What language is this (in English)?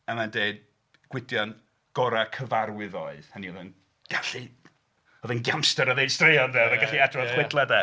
Welsh